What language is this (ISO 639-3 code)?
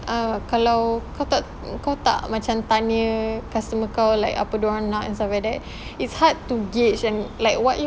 eng